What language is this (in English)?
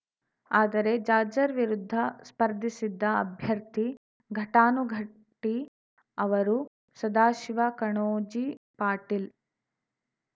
Kannada